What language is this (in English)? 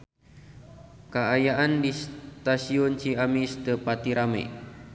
Sundanese